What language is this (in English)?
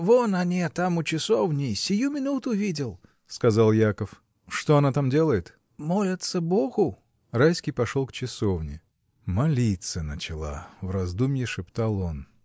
Russian